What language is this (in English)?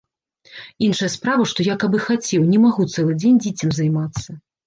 Belarusian